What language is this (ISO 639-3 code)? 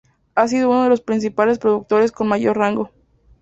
spa